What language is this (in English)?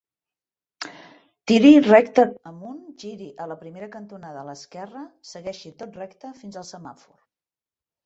Catalan